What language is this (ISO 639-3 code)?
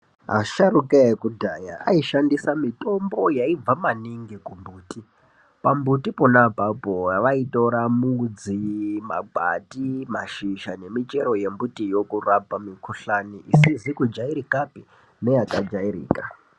ndc